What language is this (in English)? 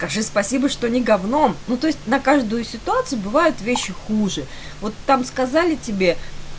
Russian